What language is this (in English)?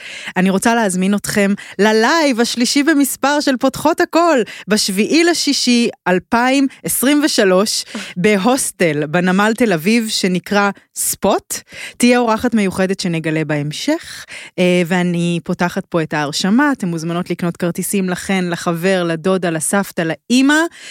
Hebrew